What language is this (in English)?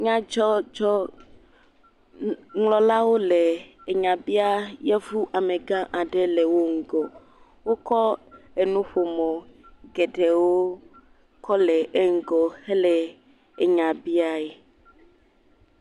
Ewe